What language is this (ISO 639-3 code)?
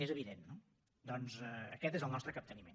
cat